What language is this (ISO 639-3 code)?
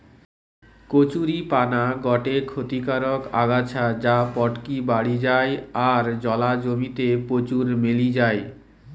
ben